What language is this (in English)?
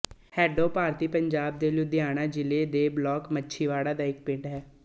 Punjabi